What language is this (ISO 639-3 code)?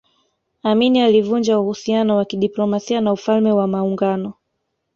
swa